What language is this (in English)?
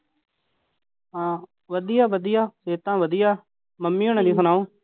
Punjabi